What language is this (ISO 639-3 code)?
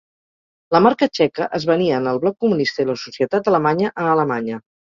cat